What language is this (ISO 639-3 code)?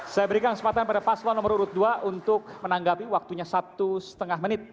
ind